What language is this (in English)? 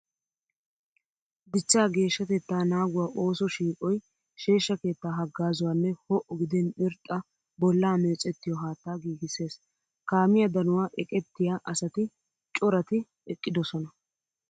Wolaytta